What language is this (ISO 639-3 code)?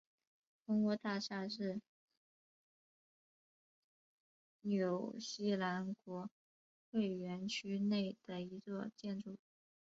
zho